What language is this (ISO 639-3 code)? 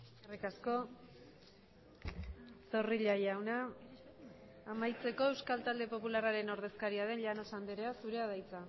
eus